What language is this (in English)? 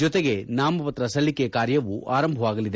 Kannada